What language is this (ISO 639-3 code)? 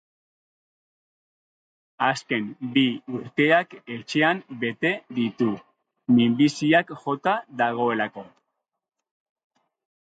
eus